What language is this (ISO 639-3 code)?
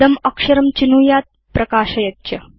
san